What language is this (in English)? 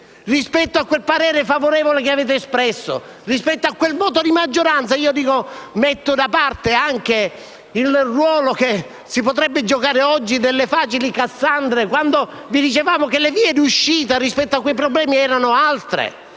Italian